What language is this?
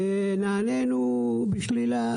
Hebrew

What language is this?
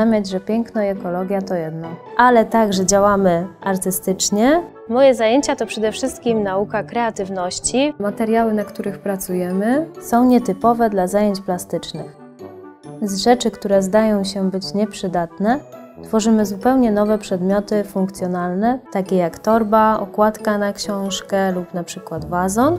Polish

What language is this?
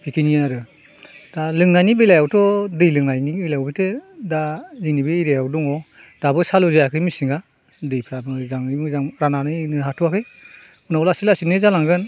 Bodo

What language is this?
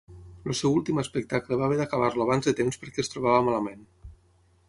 Catalan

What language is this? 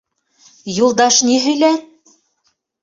Bashkir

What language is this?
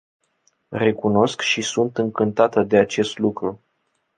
Romanian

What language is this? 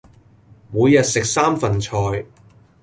Cantonese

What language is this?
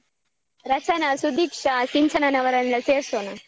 Kannada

